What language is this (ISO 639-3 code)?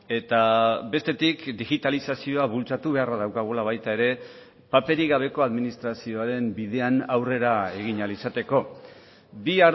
eus